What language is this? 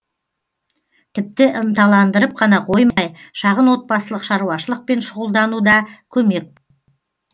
Kazakh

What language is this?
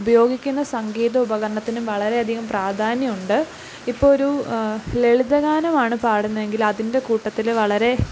Malayalam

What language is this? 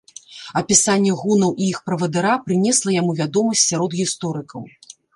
Belarusian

